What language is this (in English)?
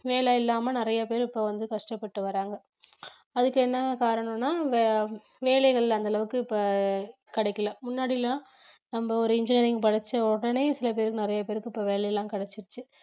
Tamil